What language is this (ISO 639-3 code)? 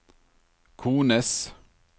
nor